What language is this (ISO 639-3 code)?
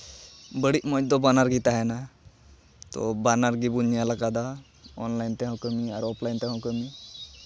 sat